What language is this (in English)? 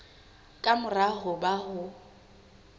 Southern Sotho